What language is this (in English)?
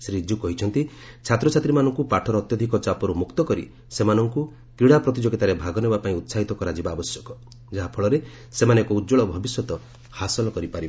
Odia